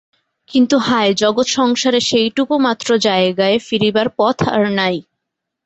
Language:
Bangla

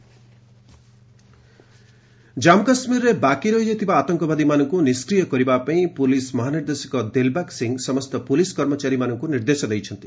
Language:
Odia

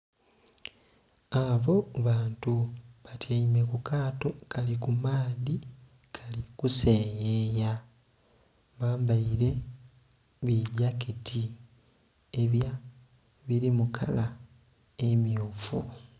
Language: Soga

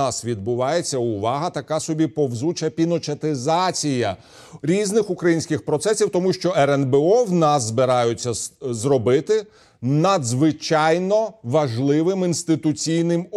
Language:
Ukrainian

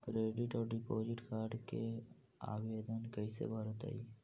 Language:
Magahi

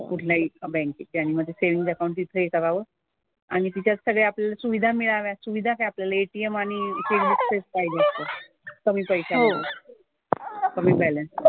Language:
Marathi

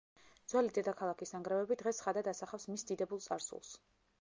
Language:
Georgian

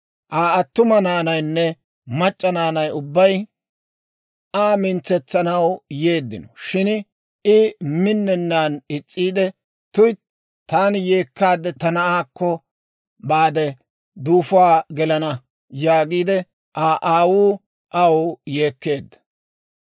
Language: Dawro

